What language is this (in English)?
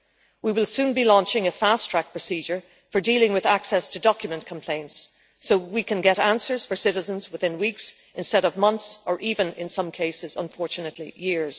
English